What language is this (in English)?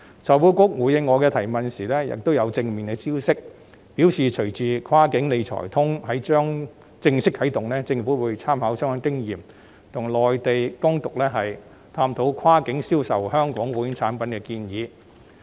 Cantonese